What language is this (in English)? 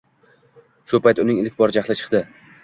Uzbek